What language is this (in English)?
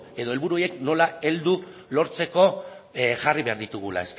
Basque